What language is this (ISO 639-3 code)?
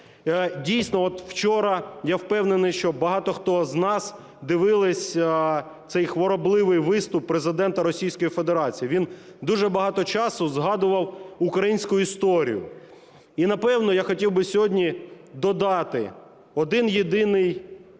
ukr